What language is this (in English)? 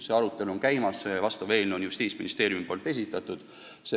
Estonian